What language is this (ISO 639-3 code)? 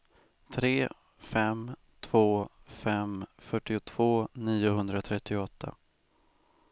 swe